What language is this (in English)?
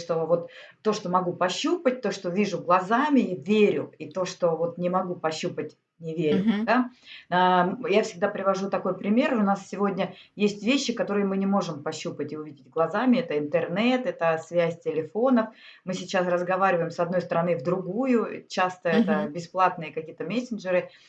Russian